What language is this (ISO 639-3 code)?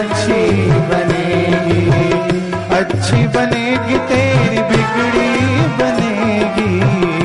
hin